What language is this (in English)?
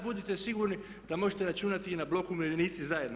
Croatian